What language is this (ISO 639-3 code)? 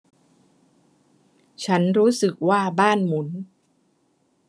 tha